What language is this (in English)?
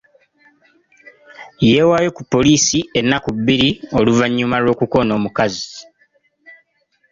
Ganda